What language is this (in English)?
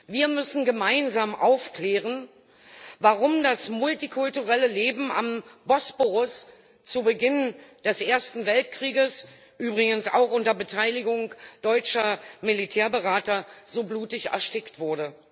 German